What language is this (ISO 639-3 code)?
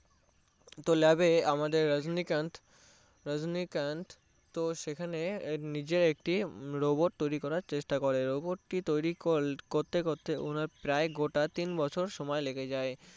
ben